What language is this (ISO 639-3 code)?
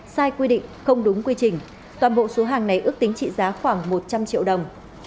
vie